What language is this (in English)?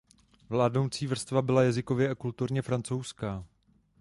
Czech